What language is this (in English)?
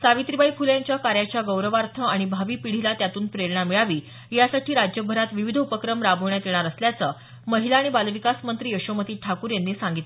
Marathi